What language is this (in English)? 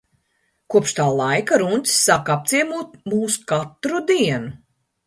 Latvian